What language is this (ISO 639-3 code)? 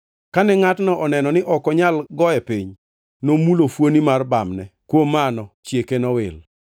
luo